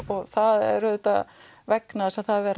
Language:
Icelandic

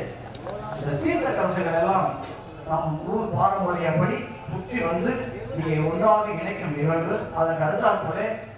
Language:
Tamil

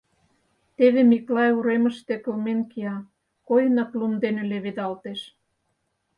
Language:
Mari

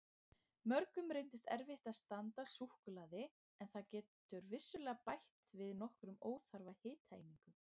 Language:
Icelandic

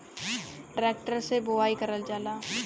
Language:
Bhojpuri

